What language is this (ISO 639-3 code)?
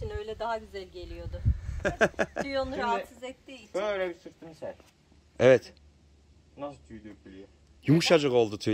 tur